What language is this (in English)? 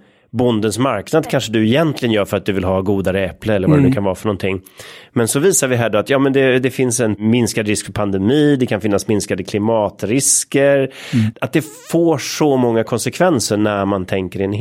Swedish